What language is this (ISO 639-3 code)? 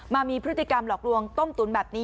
tha